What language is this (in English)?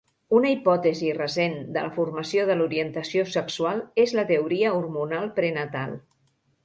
Catalan